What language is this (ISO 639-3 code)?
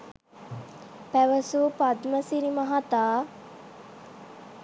sin